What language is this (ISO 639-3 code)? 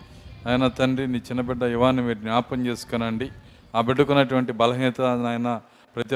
tel